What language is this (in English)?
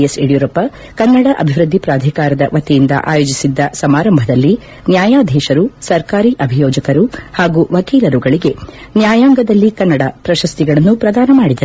Kannada